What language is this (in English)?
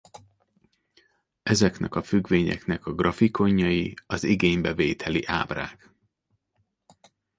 Hungarian